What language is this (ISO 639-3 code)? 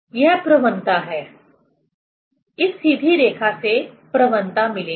hin